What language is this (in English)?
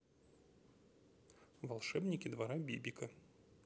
Russian